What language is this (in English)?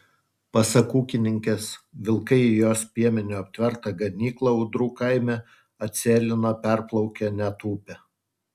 Lithuanian